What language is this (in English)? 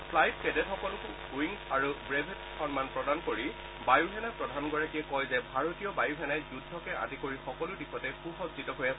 Assamese